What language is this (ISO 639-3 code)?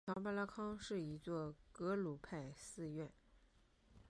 zho